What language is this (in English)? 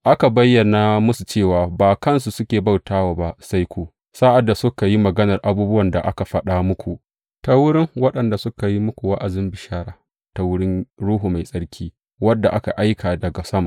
Hausa